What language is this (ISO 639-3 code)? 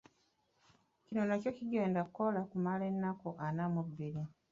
lug